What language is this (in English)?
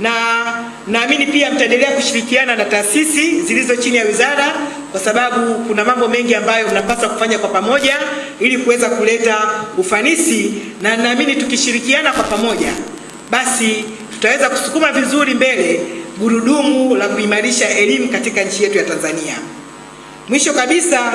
Swahili